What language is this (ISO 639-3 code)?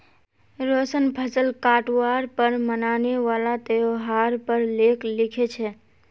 mag